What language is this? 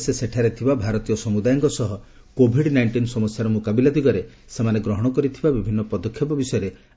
Odia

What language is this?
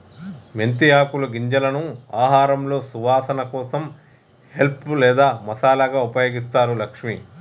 Telugu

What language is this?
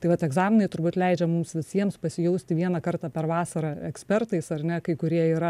Lithuanian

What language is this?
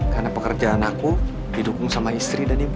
Indonesian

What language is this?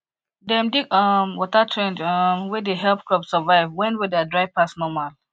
Nigerian Pidgin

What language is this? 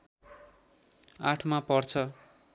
Nepali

